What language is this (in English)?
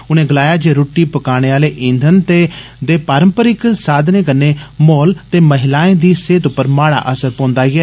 Dogri